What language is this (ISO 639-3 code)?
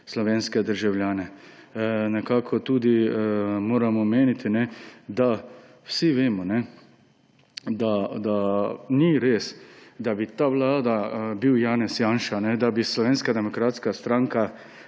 slv